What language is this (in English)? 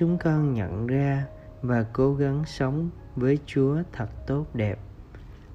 Vietnamese